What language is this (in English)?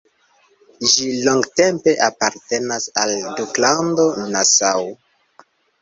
Esperanto